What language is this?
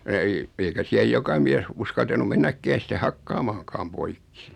Finnish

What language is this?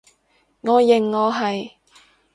Cantonese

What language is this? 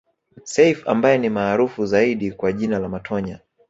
Swahili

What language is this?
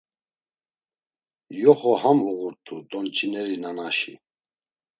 Laz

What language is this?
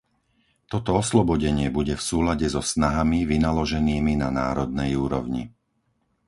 Slovak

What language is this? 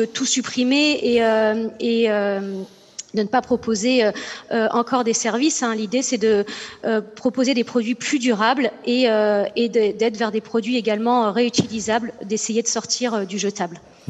French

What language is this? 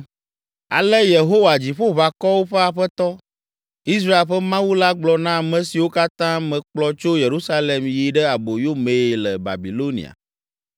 Ewe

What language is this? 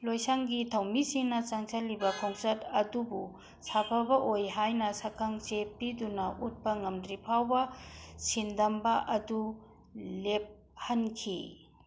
Manipuri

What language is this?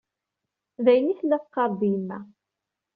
Kabyle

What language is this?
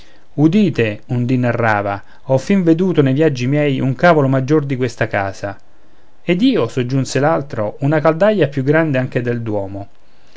Italian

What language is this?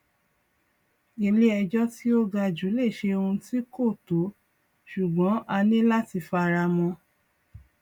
Yoruba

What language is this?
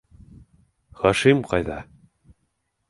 Bashkir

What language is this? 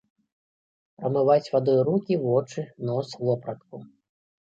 Belarusian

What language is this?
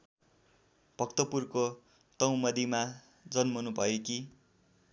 Nepali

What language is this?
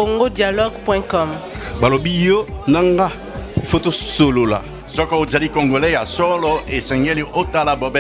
French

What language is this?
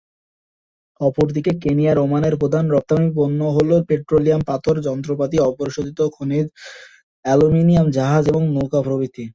Bangla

